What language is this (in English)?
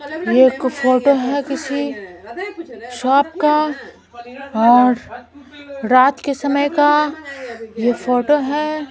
Hindi